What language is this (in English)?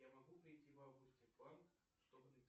Russian